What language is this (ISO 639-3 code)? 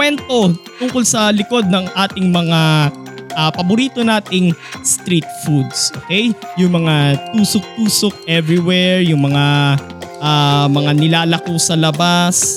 fil